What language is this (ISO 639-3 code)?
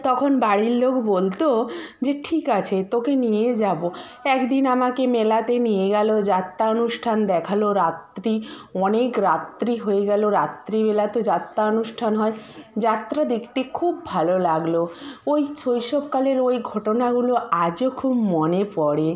ben